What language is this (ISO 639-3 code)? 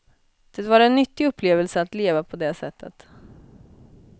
swe